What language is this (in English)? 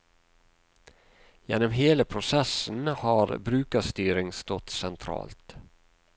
Norwegian